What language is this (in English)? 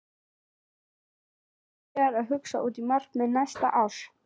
Icelandic